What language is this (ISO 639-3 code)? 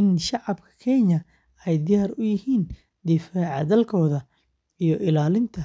som